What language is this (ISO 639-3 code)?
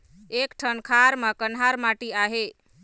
hne